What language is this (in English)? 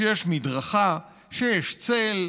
Hebrew